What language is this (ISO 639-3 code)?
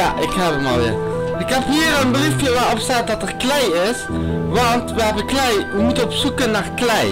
nld